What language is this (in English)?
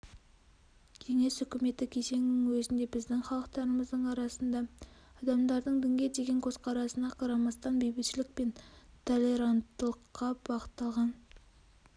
Kazakh